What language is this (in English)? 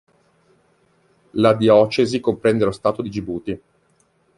Italian